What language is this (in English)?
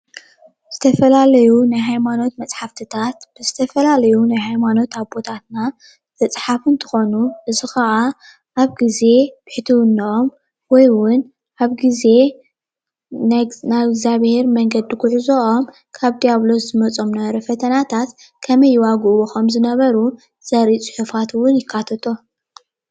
Tigrinya